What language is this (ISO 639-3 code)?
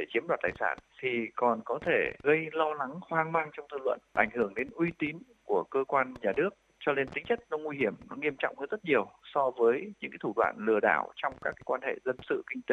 vie